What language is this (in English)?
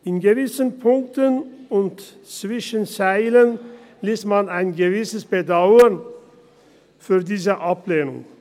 Swiss German